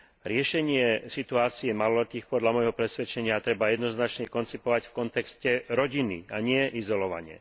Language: Slovak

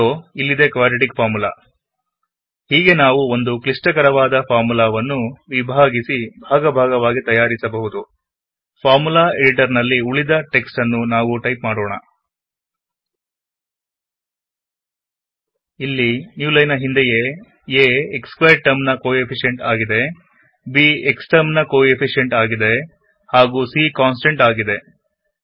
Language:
Kannada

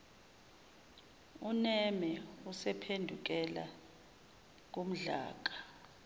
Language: Zulu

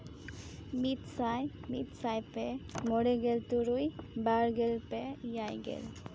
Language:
Santali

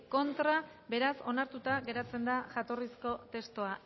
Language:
Basque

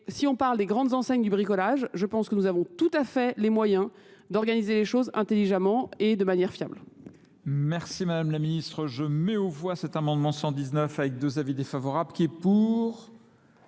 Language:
French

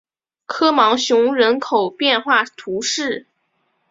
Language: Chinese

